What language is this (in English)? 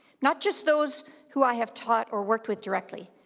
English